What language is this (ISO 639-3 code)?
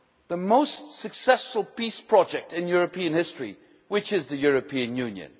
eng